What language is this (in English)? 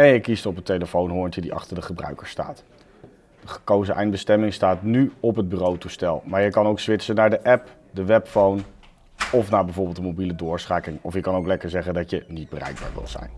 Dutch